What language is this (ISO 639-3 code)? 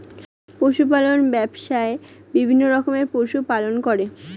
ben